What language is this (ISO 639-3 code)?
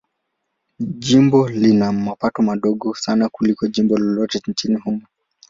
swa